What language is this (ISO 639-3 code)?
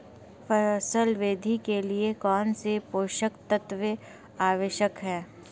hin